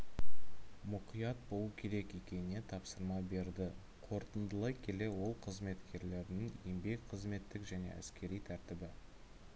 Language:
Kazakh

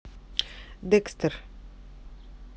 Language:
Russian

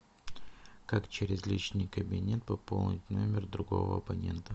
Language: Russian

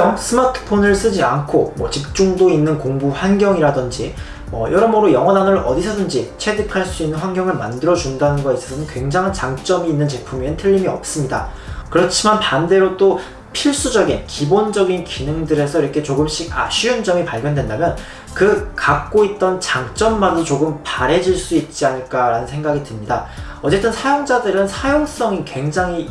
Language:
Korean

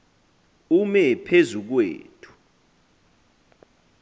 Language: Xhosa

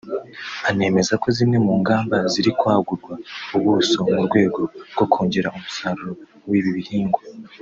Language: Kinyarwanda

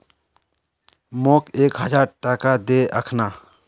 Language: Magahi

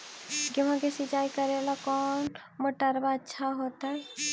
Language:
Magahi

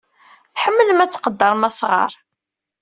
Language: Kabyle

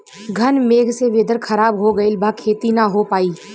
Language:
Bhojpuri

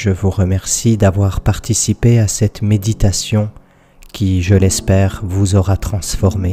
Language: French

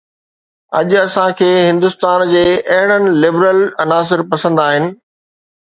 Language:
Sindhi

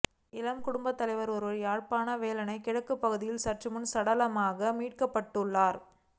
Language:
Tamil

